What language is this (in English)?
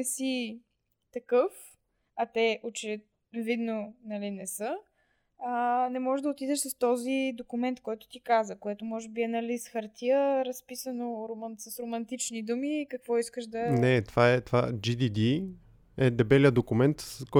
Bulgarian